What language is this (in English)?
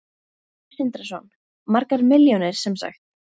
Icelandic